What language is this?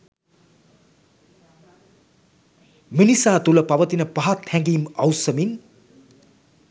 Sinhala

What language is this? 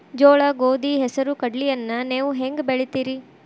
Kannada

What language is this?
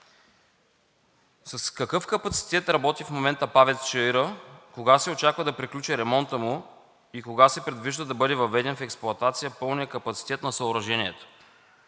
Bulgarian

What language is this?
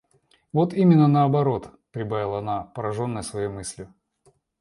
Russian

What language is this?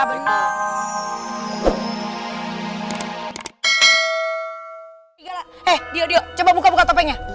Indonesian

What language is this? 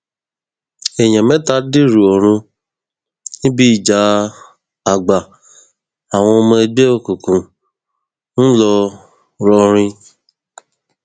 Yoruba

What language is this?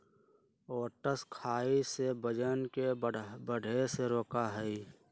Magahi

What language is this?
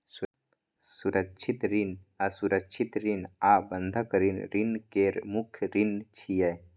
Maithili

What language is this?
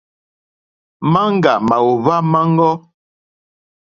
Mokpwe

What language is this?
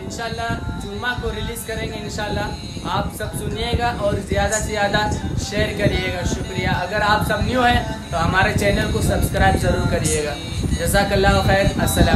Hindi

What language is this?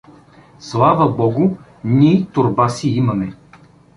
Bulgarian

